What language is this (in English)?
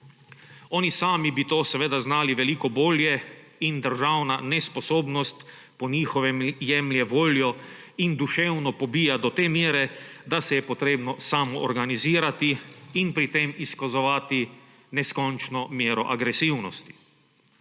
Slovenian